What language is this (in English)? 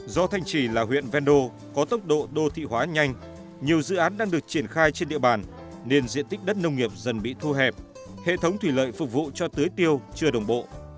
Vietnamese